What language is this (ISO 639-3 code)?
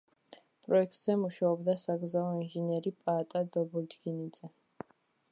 kat